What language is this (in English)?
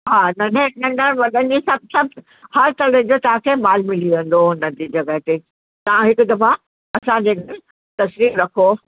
Sindhi